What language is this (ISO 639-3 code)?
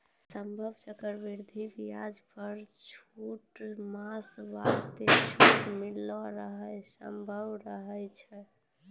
mai